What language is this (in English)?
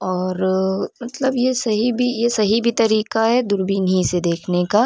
Urdu